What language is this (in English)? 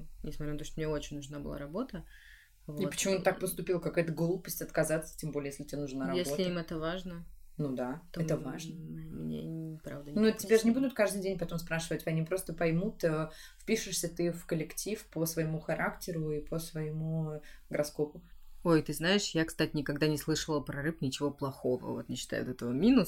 Russian